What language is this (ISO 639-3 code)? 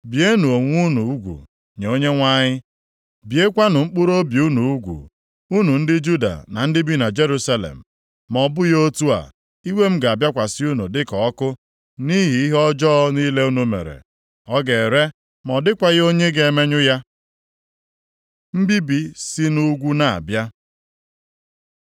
ibo